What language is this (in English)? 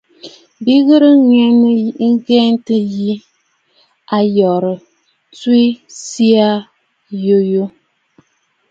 Bafut